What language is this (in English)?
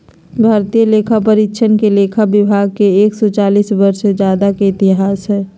Magahi